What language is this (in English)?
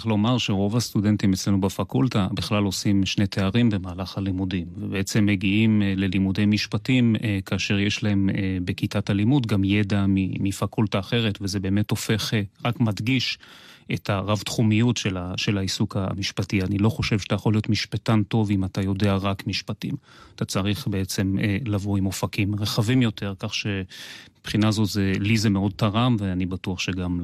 Hebrew